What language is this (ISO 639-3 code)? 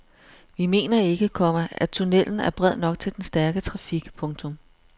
dan